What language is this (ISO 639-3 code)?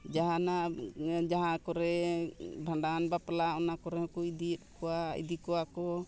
sat